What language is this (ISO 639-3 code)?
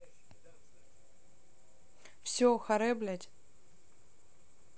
rus